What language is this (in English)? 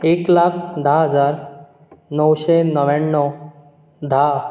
Konkani